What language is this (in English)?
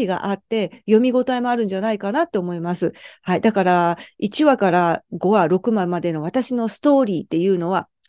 Japanese